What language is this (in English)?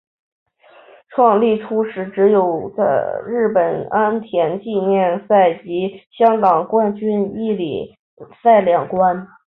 Chinese